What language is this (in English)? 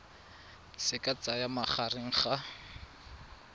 Tswana